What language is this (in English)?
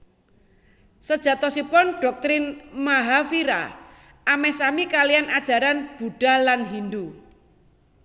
Javanese